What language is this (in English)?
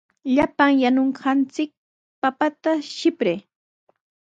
Sihuas Ancash Quechua